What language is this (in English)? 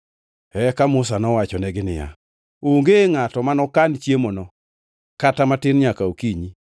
Luo (Kenya and Tanzania)